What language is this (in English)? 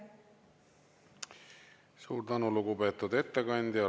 Estonian